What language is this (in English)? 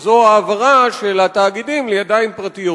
Hebrew